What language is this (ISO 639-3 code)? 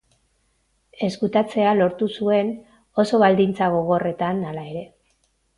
eus